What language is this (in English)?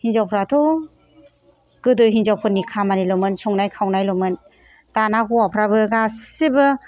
Bodo